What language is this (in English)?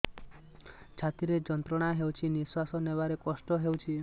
Odia